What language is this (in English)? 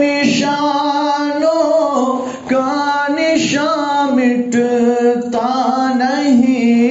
Urdu